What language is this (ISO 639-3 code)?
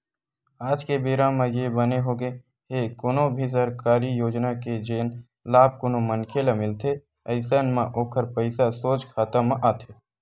hne